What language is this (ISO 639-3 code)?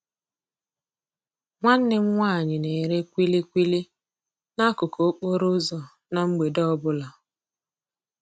ibo